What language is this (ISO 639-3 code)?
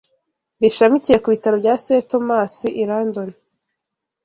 kin